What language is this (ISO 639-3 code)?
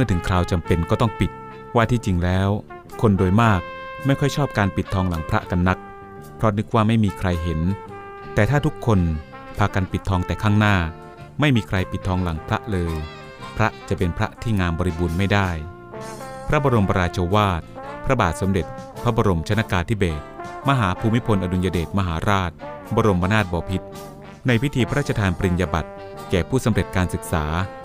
tha